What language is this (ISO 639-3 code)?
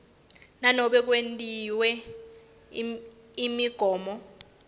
ssw